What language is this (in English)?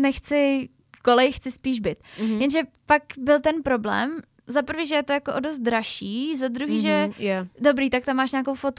Czech